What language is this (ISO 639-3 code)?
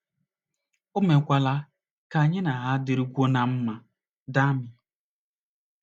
ibo